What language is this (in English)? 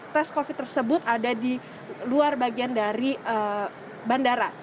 Indonesian